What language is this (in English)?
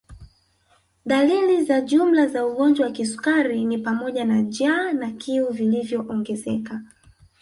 Swahili